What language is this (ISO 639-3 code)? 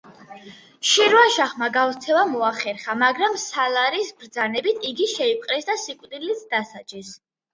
kat